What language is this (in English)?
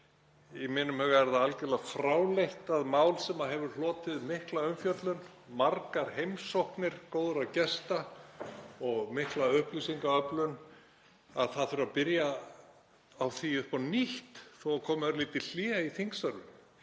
Icelandic